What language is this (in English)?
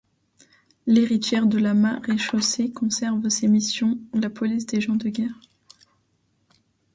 French